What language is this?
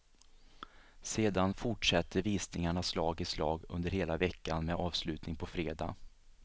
Swedish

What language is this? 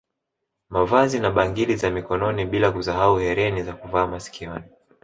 Swahili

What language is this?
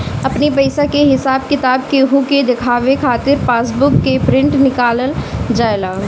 Bhojpuri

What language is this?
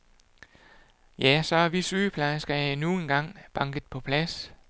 Danish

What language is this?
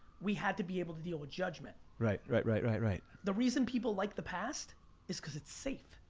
English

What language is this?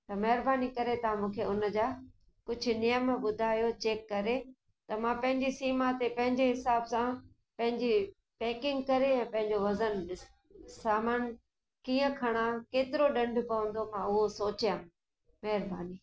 Sindhi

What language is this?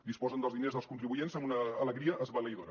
Catalan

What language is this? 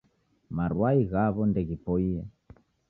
Taita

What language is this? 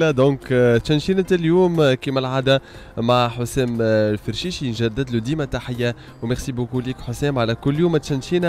Arabic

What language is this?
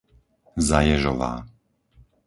Slovak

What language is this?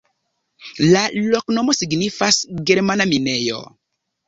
Esperanto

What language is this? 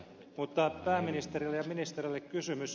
Finnish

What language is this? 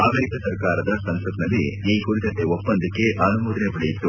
Kannada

